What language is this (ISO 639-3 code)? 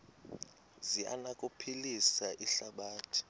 xho